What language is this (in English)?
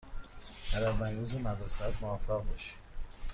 Persian